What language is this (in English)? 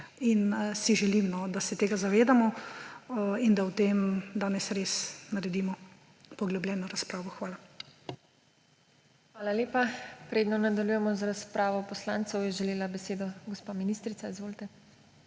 Slovenian